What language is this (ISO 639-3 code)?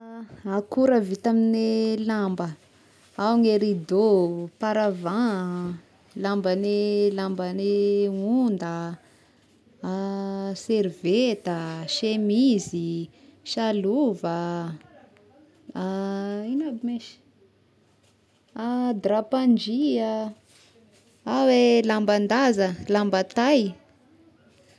tkg